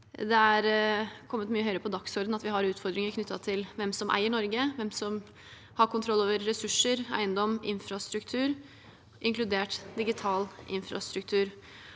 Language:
Norwegian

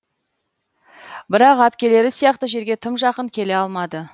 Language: Kazakh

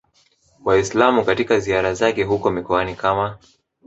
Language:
Swahili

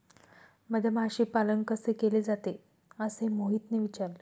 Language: Marathi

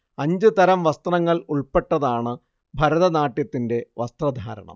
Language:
Malayalam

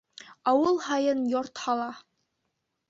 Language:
Bashkir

